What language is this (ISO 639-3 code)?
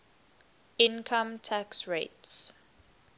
eng